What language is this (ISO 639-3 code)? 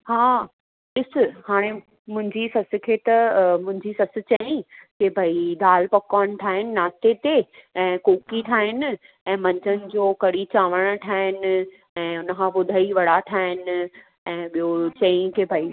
snd